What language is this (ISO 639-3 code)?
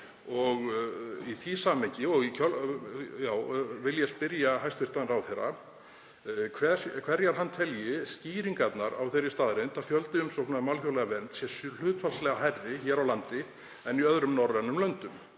isl